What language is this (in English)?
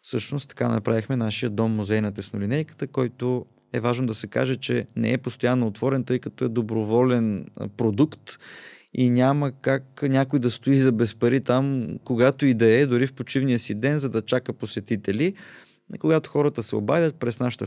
Bulgarian